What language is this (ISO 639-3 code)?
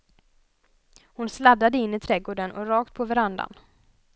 swe